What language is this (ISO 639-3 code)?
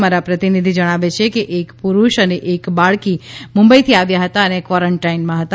guj